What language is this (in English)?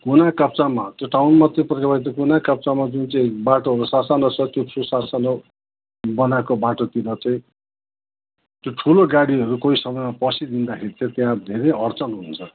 Nepali